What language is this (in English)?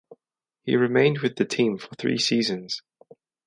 English